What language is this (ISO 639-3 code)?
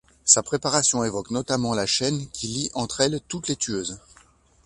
fra